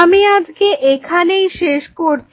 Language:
Bangla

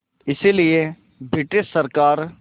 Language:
Hindi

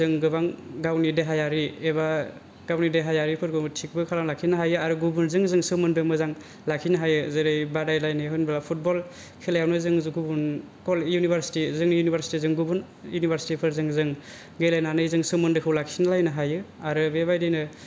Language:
Bodo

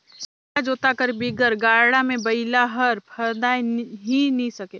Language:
Chhattisgarhi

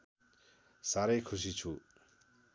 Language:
Nepali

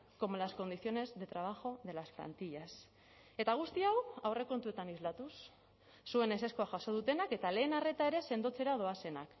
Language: Basque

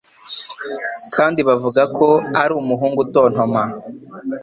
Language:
Kinyarwanda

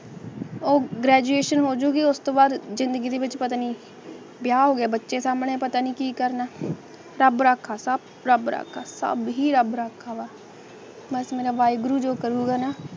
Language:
Punjabi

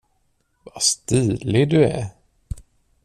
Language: Swedish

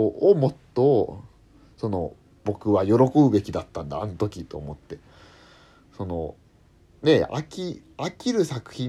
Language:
Japanese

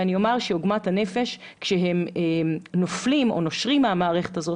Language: Hebrew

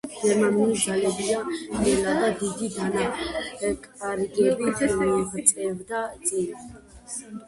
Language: Georgian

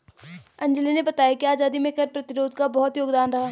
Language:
Hindi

